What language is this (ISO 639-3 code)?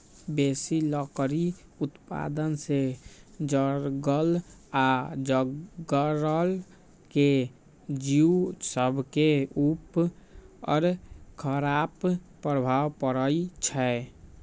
mag